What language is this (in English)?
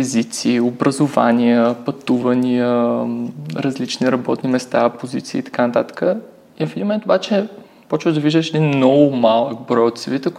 Bulgarian